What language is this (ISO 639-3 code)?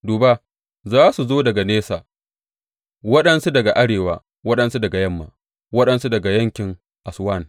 hau